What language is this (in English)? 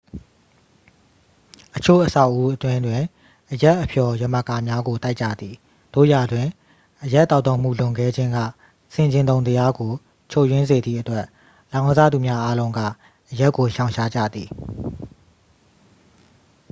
Burmese